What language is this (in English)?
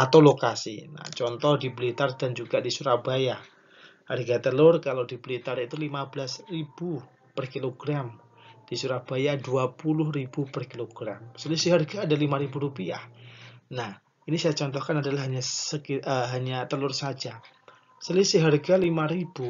Indonesian